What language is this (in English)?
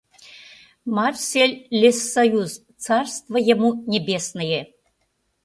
Mari